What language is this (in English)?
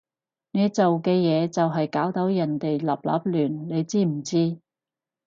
Cantonese